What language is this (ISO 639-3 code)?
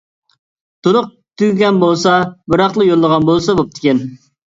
uig